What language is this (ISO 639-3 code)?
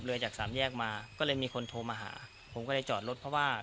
tha